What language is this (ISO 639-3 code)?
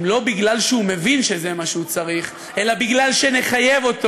heb